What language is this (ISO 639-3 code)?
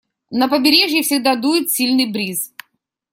rus